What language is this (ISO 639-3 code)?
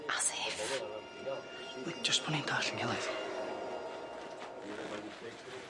cym